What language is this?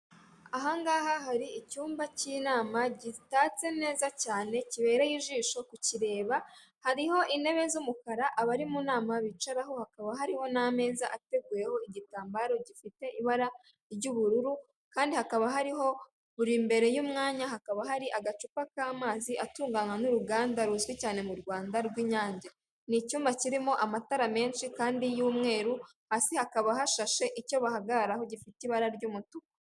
Kinyarwanda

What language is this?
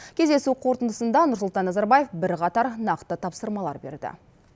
Kazakh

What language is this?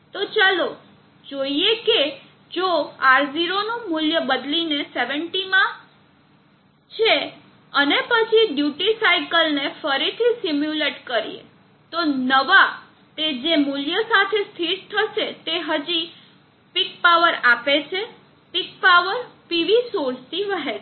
Gujarati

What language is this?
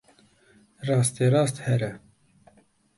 Kurdish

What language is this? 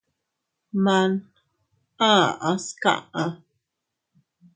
Teutila Cuicatec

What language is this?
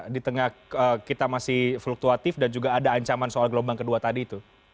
Indonesian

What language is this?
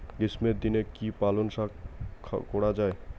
Bangla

